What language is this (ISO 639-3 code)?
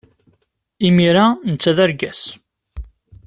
kab